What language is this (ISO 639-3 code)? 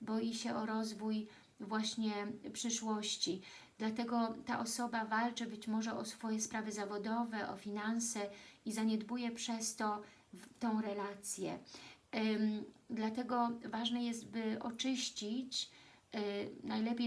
pol